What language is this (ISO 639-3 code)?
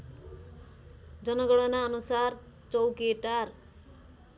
nep